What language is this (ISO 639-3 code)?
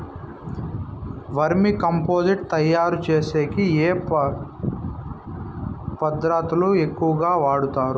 tel